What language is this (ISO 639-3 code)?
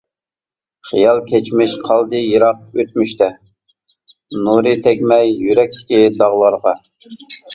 uig